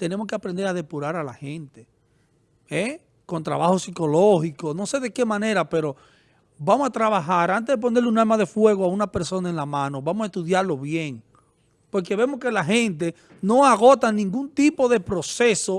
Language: Spanish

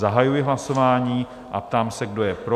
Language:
Czech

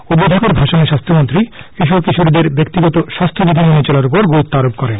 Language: Bangla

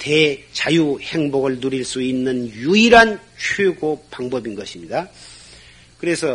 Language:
Korean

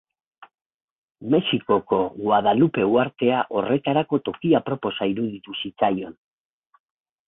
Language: Basque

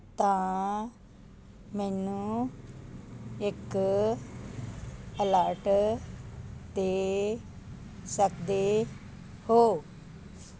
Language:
Punjabi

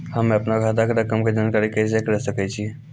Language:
Maithili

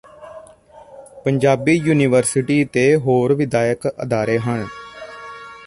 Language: Punjabi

